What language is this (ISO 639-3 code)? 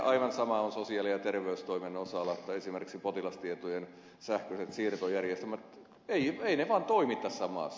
fin